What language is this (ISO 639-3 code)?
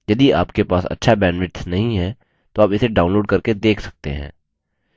hin